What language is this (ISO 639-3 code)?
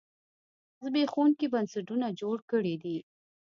pus